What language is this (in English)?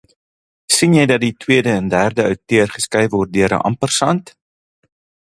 Afrikaans